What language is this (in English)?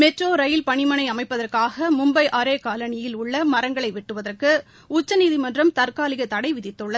Tamil